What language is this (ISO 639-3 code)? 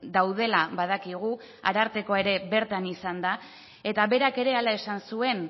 eus